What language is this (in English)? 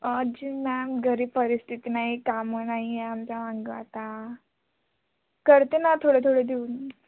Marathi